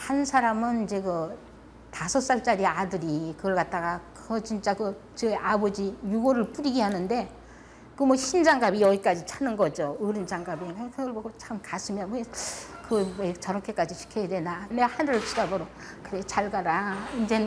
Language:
Korean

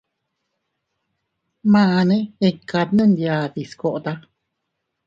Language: Teutila Cuicatec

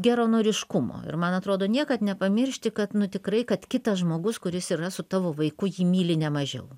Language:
Lithuanian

